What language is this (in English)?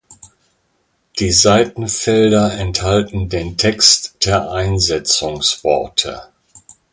German